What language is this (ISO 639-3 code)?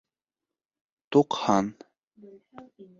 bak